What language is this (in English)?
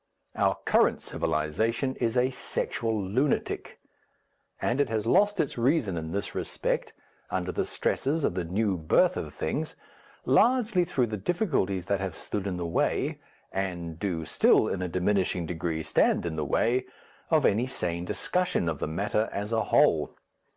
English